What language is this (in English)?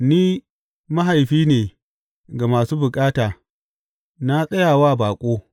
Hausa